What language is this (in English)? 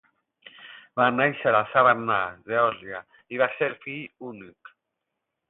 Catalan